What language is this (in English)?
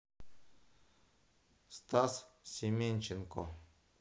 Russian